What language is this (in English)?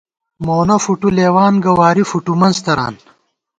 Gawar-Bati